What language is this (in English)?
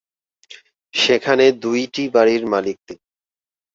Bangla